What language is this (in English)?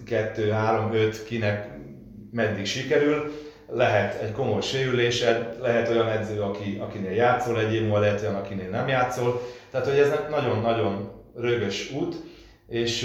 Hungarian